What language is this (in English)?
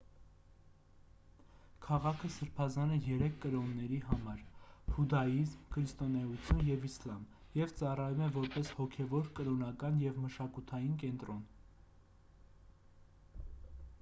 Armenian